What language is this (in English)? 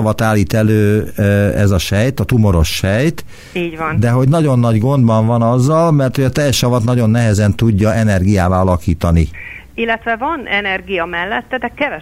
Hungarian